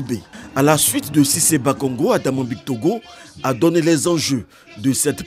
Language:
French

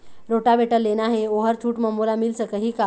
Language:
Chhattisgarhi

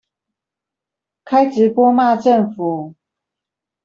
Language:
Chinese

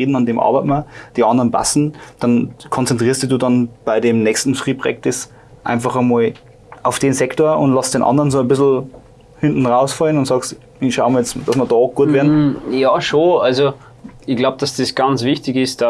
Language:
German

